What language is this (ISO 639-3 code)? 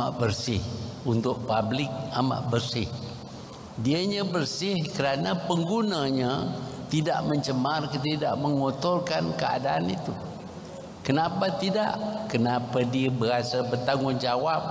msa